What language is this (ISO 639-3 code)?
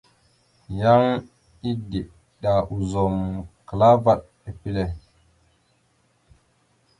mxu